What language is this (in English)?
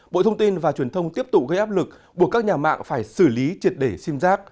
Vietnamese